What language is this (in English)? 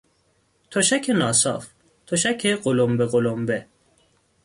Persian